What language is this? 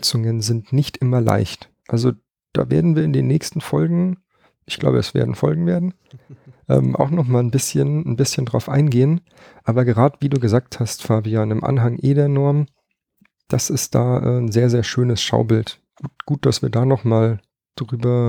German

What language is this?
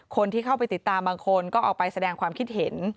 Thai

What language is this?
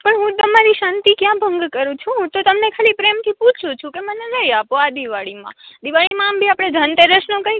Gujarati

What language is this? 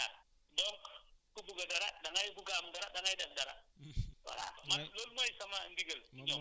Wolof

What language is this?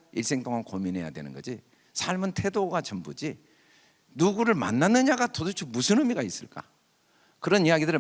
Korean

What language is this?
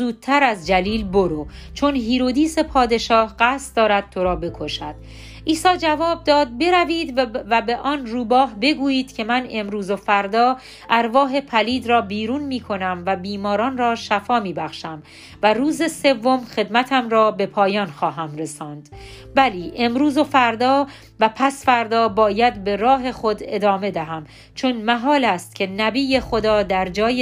Persian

